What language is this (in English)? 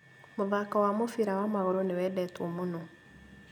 Kikuyu